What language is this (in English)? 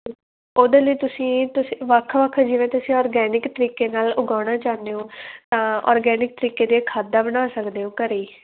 Punjabi